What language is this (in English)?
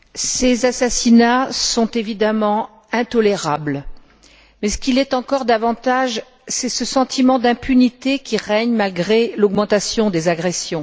French